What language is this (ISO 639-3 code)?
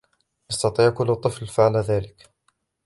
ara